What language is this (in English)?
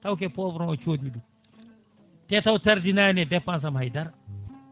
Fula